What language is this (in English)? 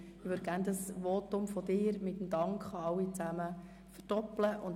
Swiss German